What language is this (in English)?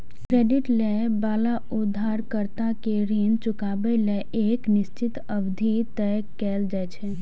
Maithili